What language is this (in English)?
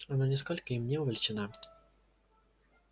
Russian